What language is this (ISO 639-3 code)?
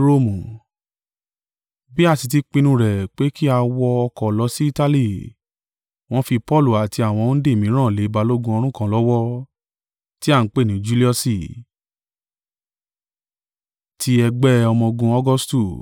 yor